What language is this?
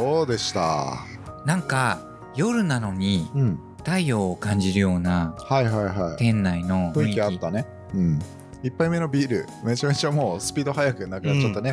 Japanese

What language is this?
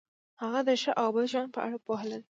Pashto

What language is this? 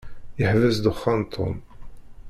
Kabyle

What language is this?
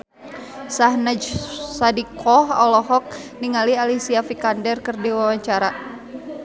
Sundanese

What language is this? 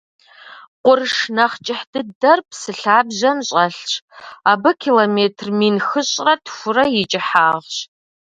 Kabardian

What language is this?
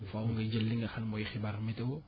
Wolof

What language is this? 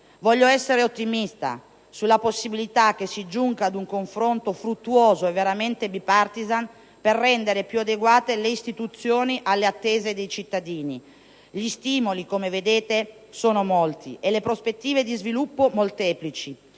Italian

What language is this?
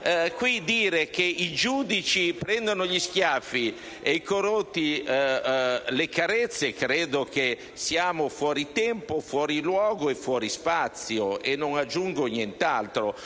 Italian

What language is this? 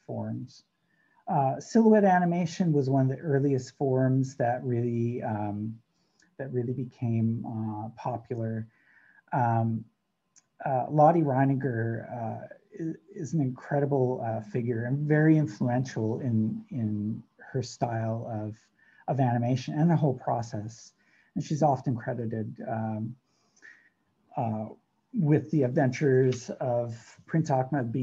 English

